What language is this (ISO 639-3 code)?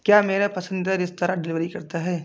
hin